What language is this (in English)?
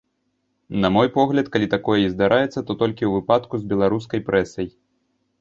Belarusian